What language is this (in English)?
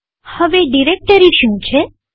Gujarati